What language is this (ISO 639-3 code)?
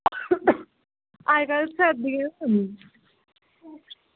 doi